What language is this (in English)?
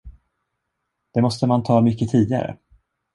Swedish